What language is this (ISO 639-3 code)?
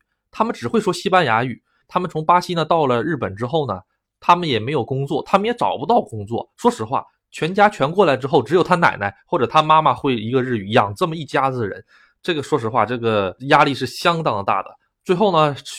zho